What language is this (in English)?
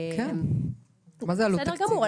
Hebrew